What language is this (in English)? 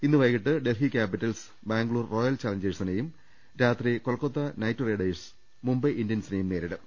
Malayalam